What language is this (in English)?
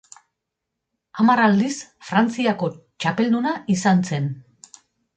Basque